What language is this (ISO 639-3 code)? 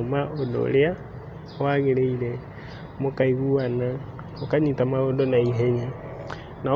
kik